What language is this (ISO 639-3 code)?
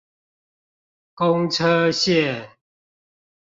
zho